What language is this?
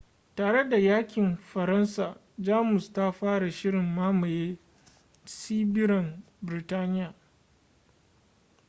Hausa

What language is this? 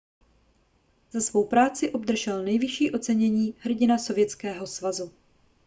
Czech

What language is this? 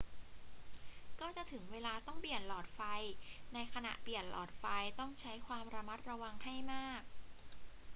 Thai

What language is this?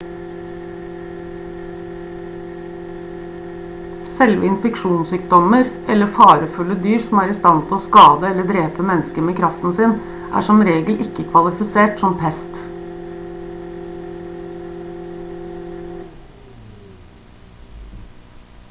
Norwegian Bokmål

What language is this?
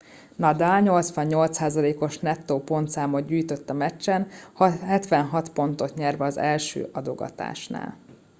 Hungarian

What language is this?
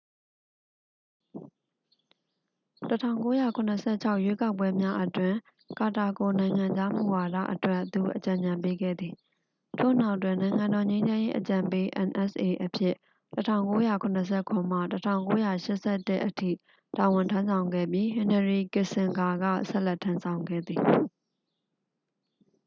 Burmese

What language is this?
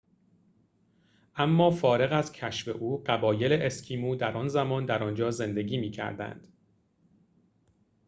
Persian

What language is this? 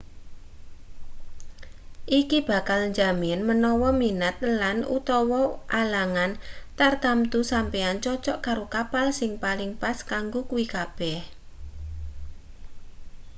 Javanese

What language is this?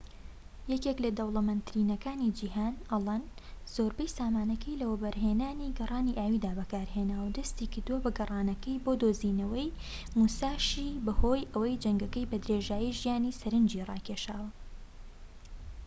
Central Kurdish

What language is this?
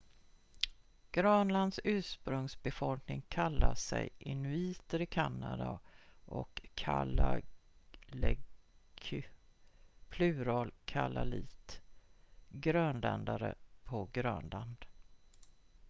Swedish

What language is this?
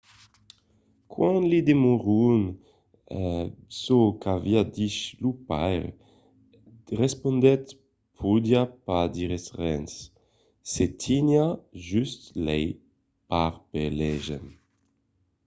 Occitan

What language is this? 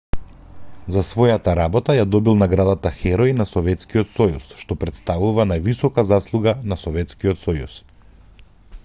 Macedonian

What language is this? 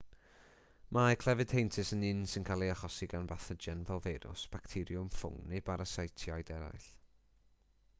Welsh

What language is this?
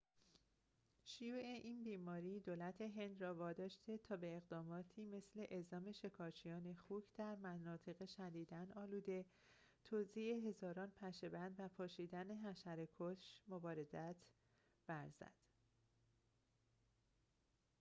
Persian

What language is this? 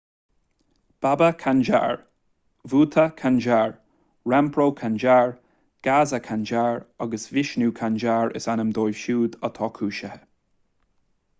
Irish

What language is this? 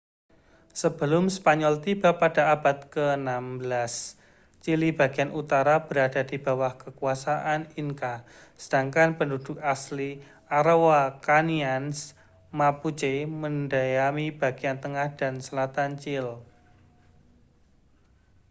Indonesian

